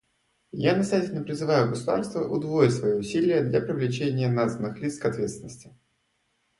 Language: Russian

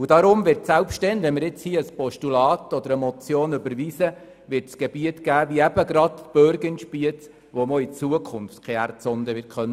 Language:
Swiss German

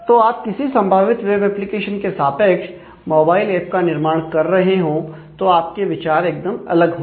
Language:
Hindi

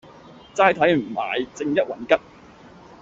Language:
Cantonese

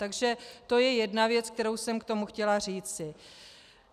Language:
Czech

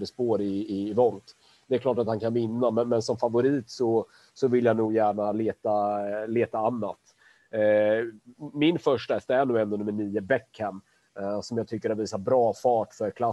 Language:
Swedish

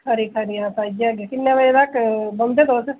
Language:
Dogri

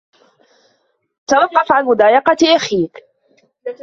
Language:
Arabic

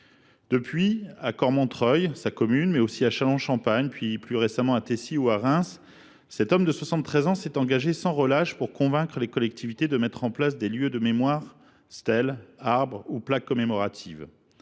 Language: French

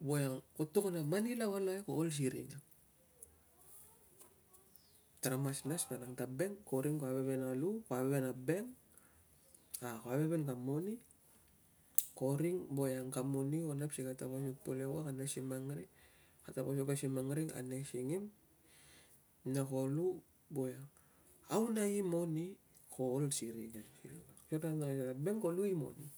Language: Tungag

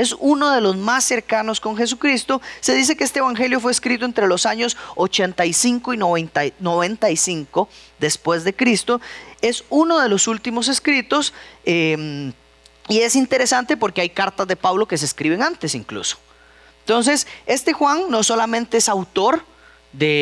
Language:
Spanish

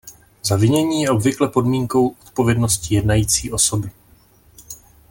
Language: Czech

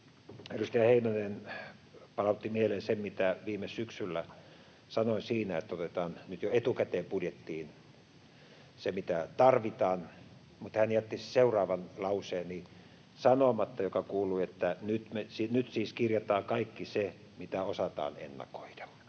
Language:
Finnish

